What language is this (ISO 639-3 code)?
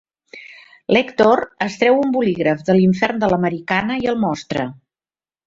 cat